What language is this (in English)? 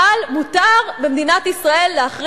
Hebrew